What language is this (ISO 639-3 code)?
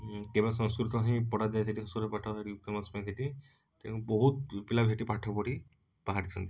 ori